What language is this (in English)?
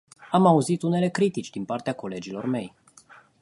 Romanian